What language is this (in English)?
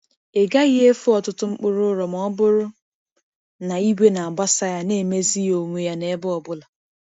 Igbo